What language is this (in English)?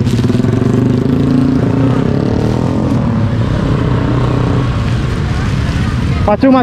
Indonesian